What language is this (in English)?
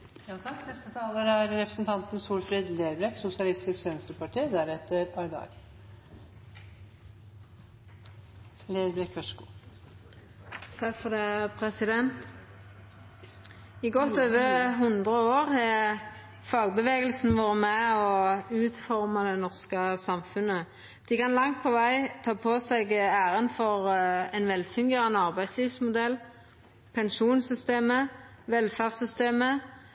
Norwegian